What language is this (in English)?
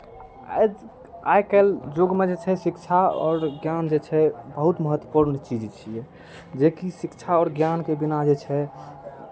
Maithili